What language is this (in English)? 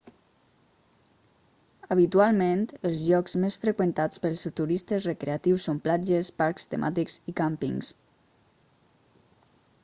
Catalan